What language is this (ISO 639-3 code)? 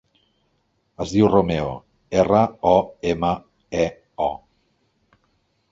cat